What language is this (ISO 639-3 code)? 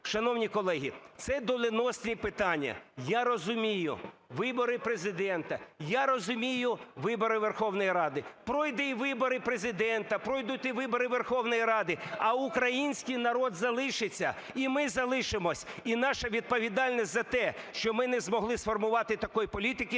ukr